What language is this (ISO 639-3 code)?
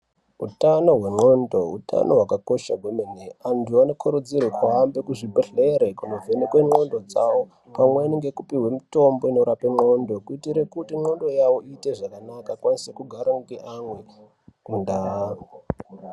ndc